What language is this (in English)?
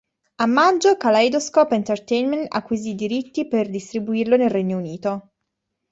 Italian